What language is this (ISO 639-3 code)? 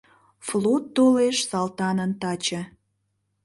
chm